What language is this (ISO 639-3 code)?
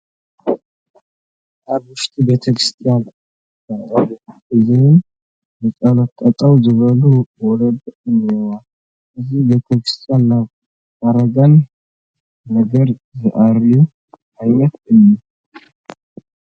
tir